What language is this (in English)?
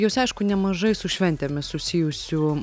Lithuanian